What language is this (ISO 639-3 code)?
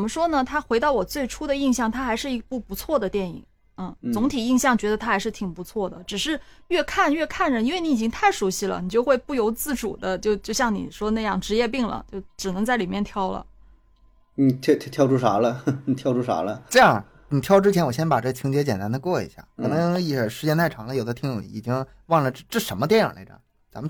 zho